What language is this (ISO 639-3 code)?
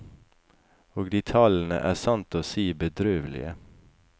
nor